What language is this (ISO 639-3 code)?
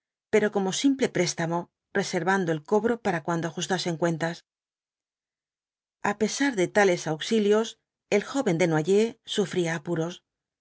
spa